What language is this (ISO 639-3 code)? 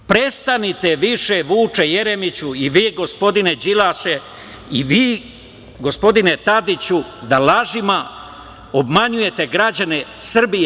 srp